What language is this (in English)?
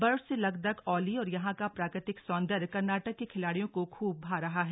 Hindi